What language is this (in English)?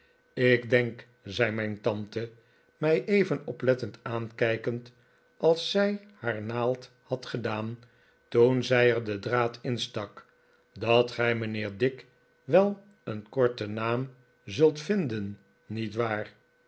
Dutch